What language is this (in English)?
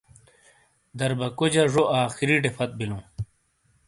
Shina